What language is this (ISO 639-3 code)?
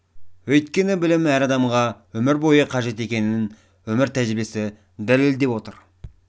kaz